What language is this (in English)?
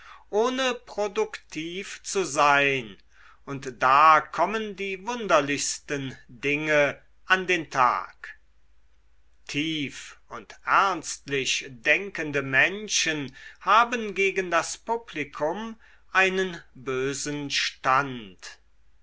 German